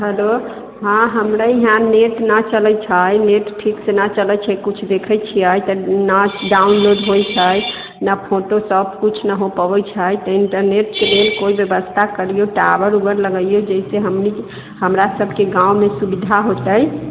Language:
Maithili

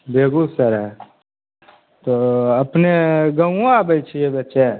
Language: Maithili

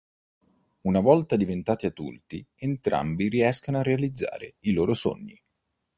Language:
Italian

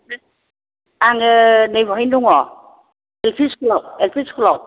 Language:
Bodo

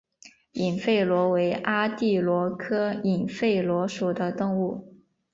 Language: Chinese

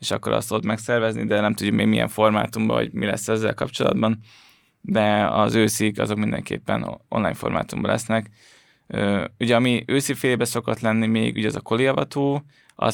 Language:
Hungarian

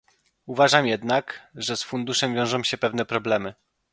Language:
Polish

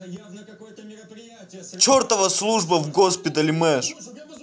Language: Russian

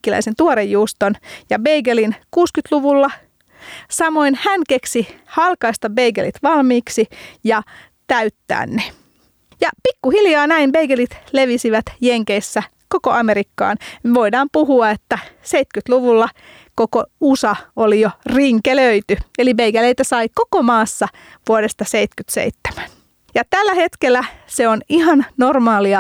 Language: Finnish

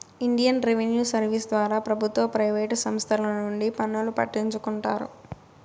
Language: Telugu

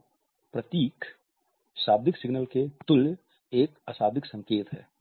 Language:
Hindi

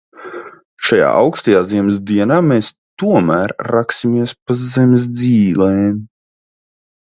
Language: Latvian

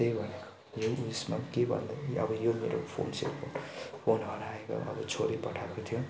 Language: Nepali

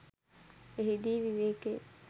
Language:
Sinhala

